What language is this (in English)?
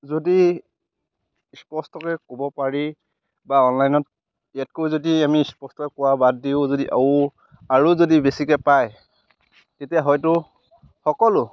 Assamese